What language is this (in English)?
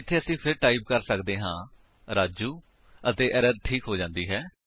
Punjabi